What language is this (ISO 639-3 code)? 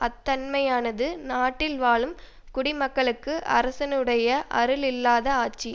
tam